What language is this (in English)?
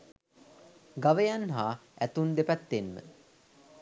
Sinhala